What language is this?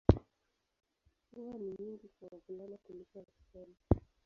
Swahili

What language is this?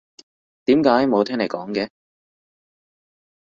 Cantonese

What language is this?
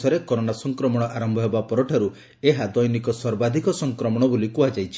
Odia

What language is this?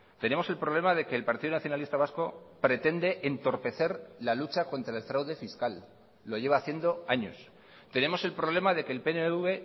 Spanish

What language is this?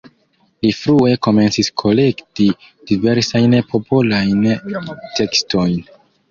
Esperanto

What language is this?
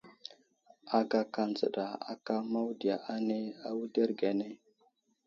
Wuzlam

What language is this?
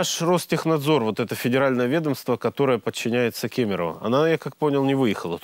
Russian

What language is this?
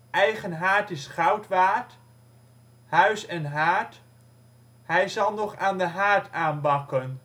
Dutch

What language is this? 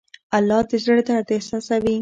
Pashto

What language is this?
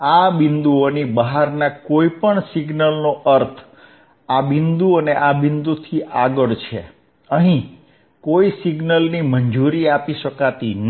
Gujarati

